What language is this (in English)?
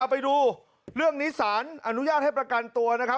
Thai